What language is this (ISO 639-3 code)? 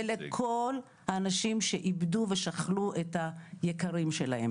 heb